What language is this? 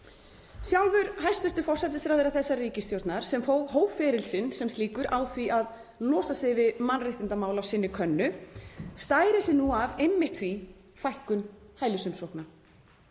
Icelandic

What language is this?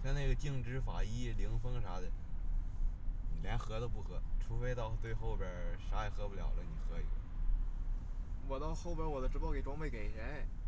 Chinese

